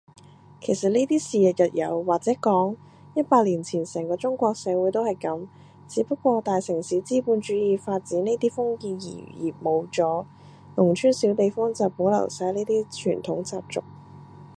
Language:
Cantonese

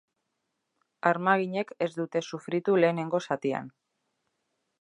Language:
Basque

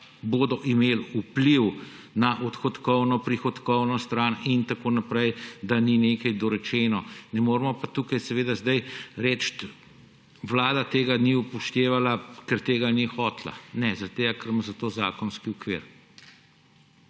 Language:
Slovenian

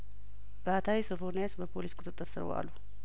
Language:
Amharic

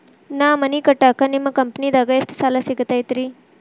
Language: Kannada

